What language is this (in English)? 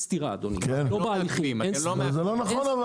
Hebrew